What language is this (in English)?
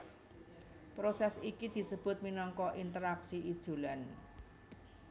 Javanese